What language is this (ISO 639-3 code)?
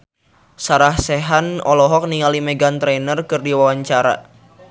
sun